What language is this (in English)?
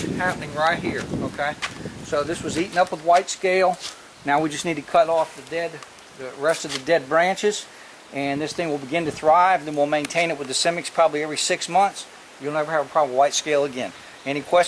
English